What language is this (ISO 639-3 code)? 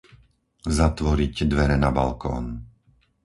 slk